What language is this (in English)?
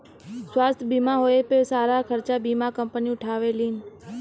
Bhojpuri